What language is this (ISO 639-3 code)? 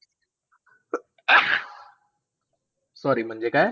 mar